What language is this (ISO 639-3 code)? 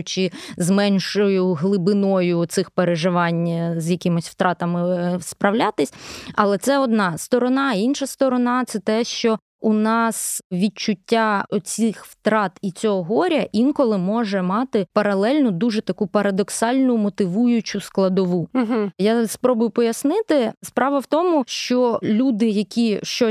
ukr